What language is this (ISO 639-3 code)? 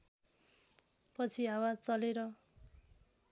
nep